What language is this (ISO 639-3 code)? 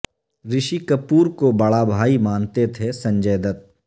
urd